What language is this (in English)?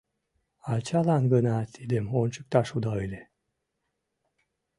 Mari